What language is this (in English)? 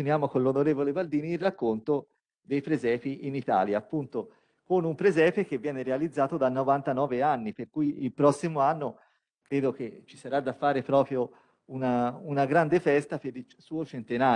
Italian